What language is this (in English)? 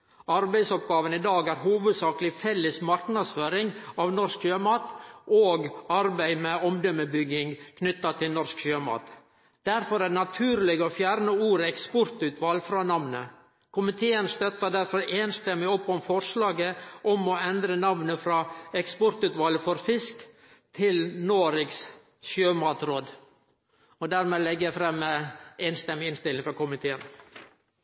Norwegian Nynorsk